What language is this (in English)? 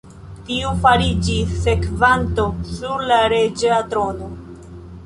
Esperanto